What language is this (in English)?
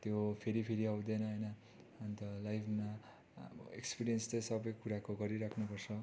Nepali